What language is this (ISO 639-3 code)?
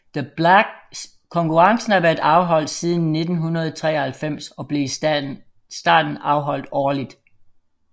dan